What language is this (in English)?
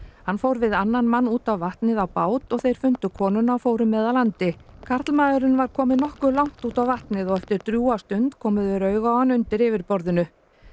Icelandic